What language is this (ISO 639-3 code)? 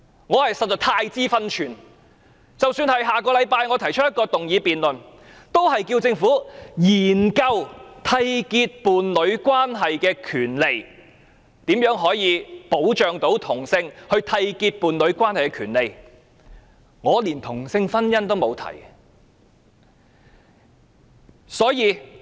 yue